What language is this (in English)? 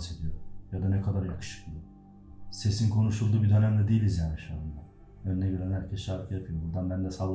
Turkish